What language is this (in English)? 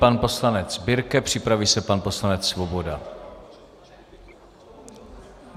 Czech